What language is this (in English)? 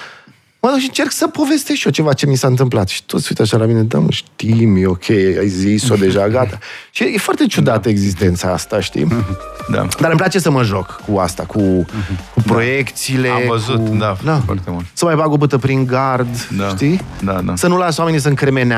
Romanian